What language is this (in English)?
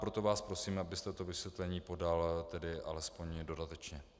Czech